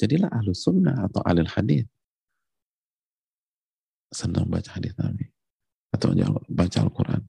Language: Indonesian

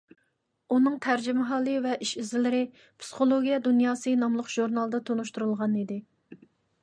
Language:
Uyghur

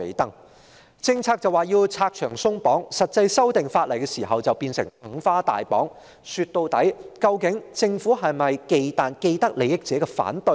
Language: Cantonese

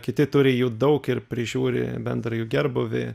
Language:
Lithuanian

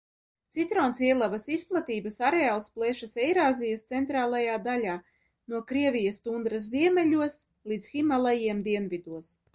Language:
Latvian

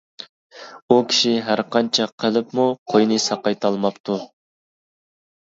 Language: Uyghur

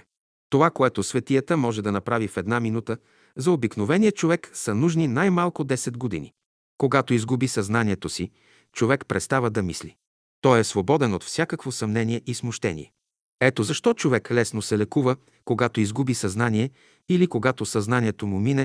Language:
Bulgarian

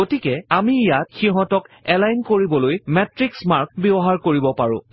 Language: Assamese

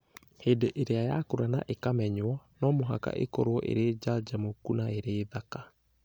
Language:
Kikuyu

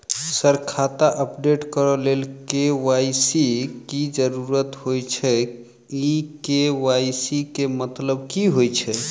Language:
Maithili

